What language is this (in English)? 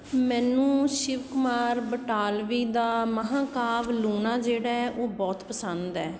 Punjabi